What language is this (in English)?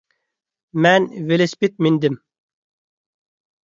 Uyghur